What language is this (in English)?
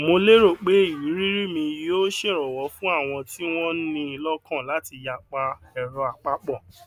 Yoruba